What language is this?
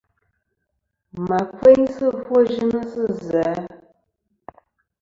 Kom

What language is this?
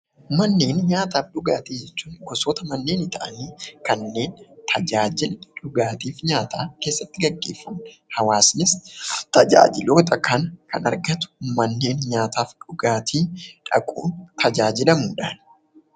Oromo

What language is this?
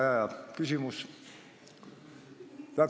Estonian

